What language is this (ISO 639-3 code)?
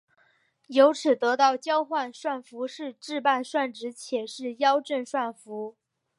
zho